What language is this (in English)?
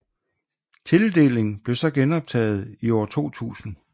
Danish